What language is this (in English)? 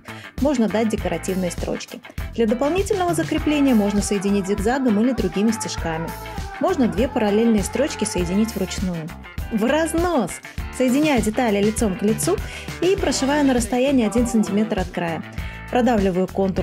Russian